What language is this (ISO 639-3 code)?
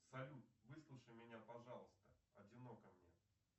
rus